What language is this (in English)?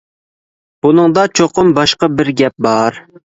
Uyghur